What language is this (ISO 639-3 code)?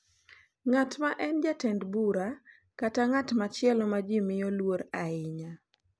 luo